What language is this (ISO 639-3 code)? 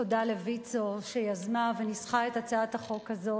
heb